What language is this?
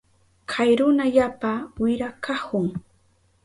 Southern Pastaza Quechua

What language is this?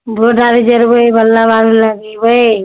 Maithili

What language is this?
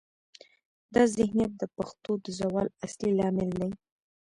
Pashto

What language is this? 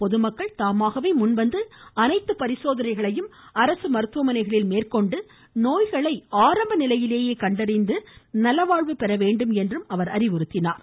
Tamil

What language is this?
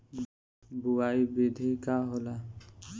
Bhojpuri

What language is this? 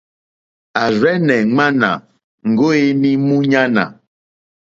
Mokpwe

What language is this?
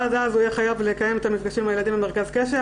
Hebrew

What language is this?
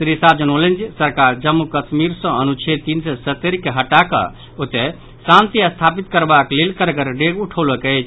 Maithili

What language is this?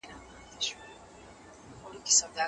Pashto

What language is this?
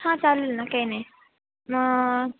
Marathi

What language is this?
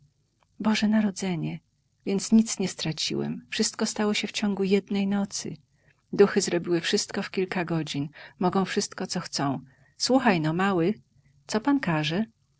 Polish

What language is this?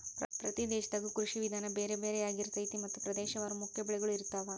Kannada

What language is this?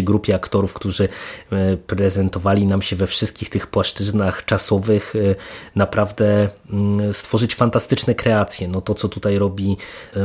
Polish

